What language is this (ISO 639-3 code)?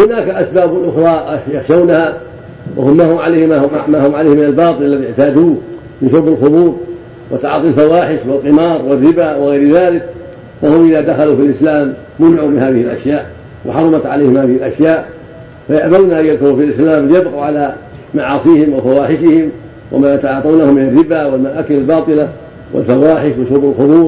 ara